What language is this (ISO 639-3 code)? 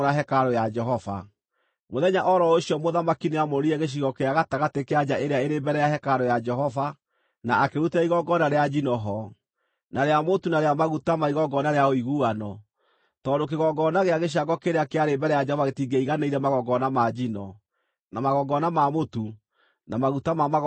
kik